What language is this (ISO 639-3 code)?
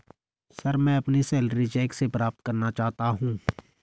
hin